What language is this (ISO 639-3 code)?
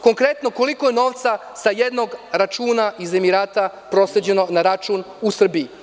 srp